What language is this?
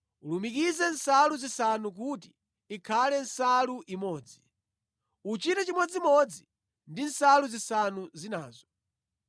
Nyanja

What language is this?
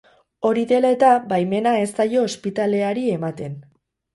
Basque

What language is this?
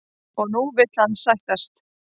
Icelandic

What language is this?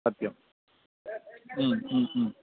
Sanskrit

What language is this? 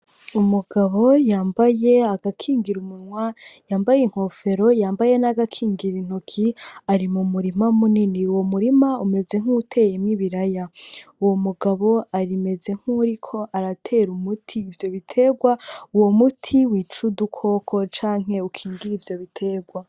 Rundi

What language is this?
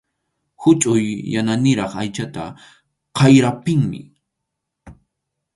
Arequipa-La Unión Quechua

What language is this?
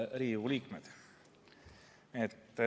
Estonian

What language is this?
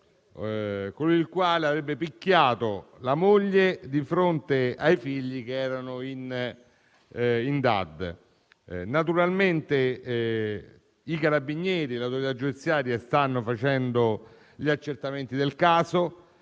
Italian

